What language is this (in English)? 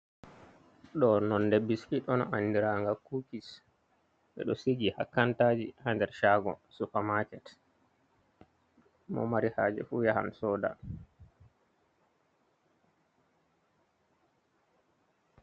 Fula